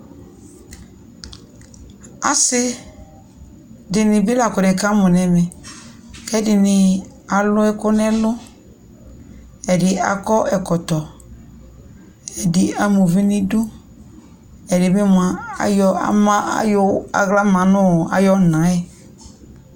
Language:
Ikposo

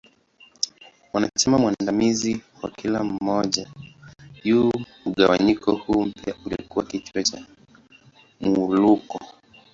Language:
Swahili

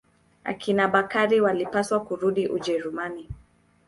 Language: Swahili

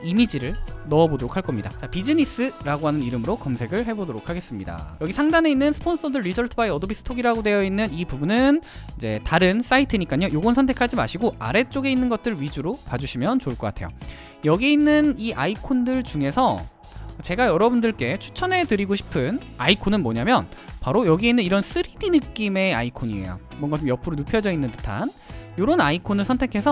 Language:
Korean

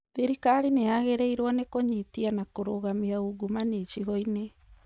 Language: Kikuyu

